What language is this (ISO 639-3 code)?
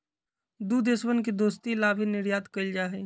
mag